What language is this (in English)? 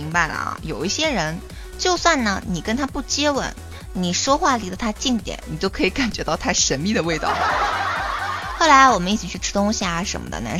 Chinese